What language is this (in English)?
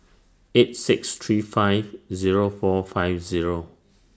English